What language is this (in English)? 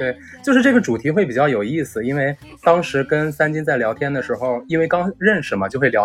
Chinese